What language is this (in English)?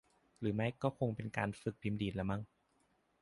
Thai